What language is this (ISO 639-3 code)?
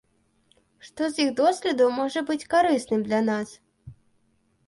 bel